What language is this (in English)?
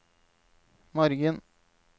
Norwegian